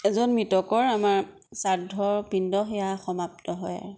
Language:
Assamese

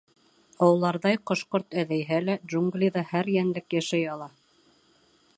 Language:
Bashkir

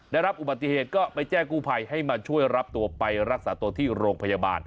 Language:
Thai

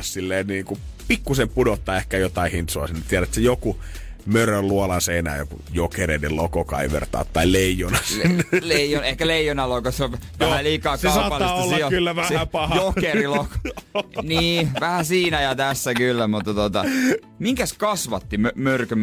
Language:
Finnish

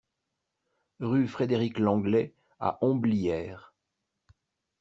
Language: French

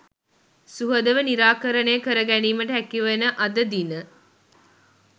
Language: Sinhala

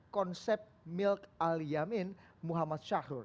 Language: Indonesian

